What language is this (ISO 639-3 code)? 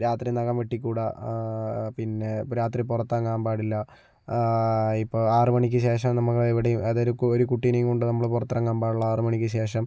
mal